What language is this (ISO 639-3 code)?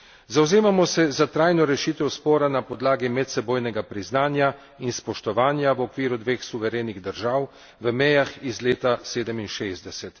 slv